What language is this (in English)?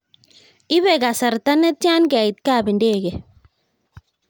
Kalenjin